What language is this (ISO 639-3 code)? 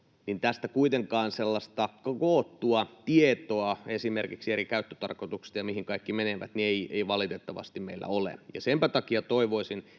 fin